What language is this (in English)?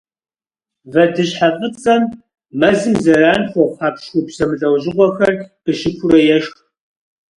Kabardian